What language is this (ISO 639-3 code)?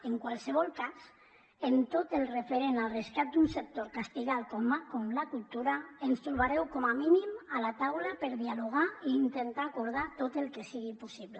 cat